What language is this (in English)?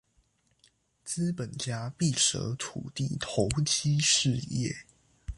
Chinese